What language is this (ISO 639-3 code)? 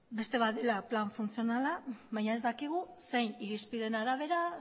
eus